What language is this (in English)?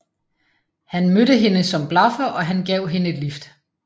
Danish